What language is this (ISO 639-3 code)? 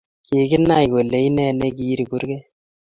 kln